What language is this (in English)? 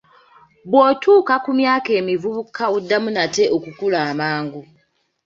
Ganda